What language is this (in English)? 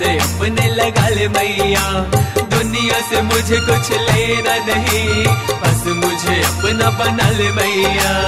Hindi